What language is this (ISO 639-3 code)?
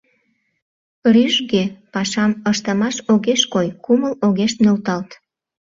chm